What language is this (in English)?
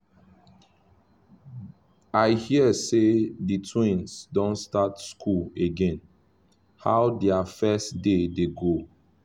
Nigerian Pidgin